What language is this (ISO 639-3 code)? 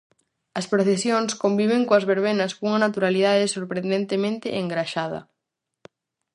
glg